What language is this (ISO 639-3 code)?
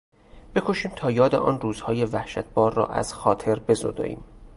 fas